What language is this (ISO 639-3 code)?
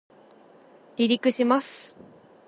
jpn